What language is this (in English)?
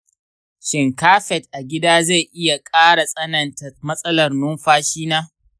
Hausa